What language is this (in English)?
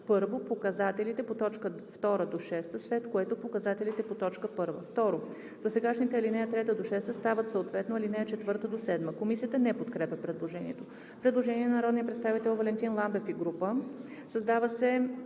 Bulgarian